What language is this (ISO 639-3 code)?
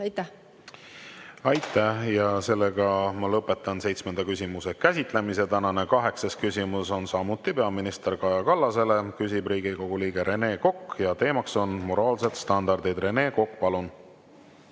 est